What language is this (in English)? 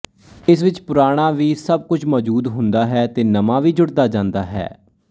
Punjabi